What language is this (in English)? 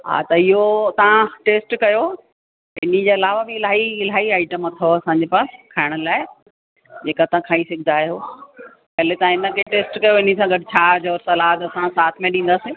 Sindhi